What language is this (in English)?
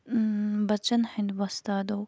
Kashmiri